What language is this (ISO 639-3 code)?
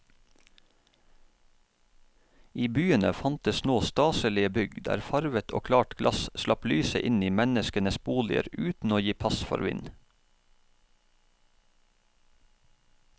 nor